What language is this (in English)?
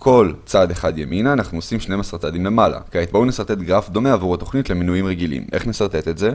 Hebrew